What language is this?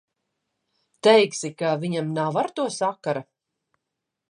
Latvian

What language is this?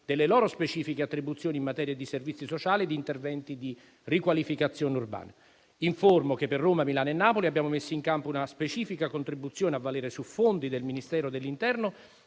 Italian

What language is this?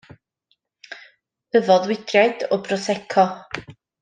Welsh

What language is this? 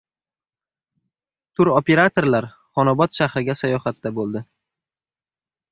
Uzbek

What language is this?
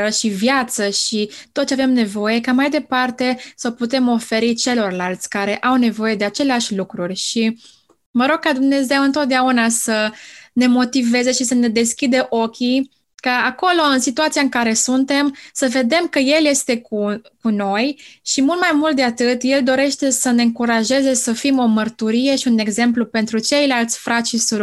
Romanian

